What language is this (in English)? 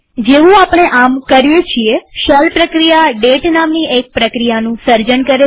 Gujarati